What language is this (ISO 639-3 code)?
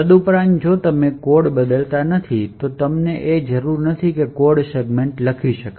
guj